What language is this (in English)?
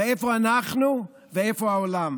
Hebrew